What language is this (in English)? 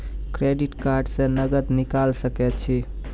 Maithili